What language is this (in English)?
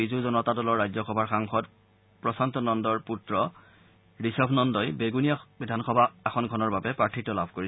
Assamese